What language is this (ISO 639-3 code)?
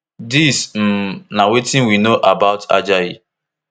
pcm